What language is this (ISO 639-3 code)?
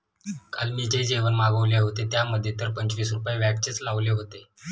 mar